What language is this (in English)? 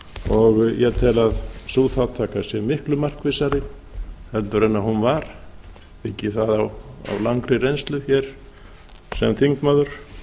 Icelandic